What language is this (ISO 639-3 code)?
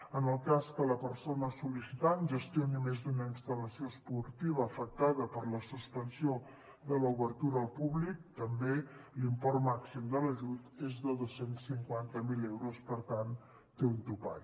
cat